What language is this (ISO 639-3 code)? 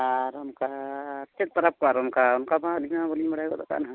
sat